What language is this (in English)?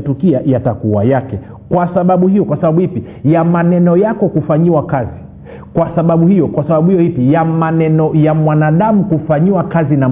Swahili